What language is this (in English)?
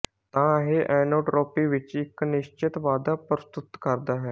Punjabi